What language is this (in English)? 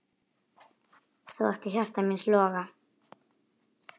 Icelandic